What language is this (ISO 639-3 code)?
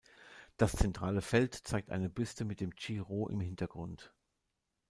deu